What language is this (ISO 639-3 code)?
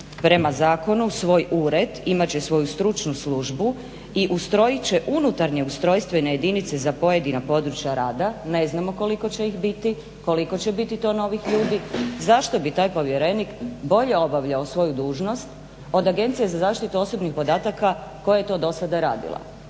hrv